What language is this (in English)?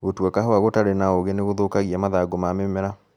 Kikuyu